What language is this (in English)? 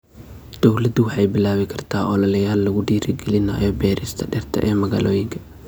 Somali